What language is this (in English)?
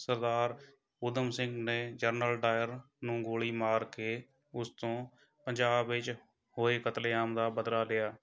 Punjabi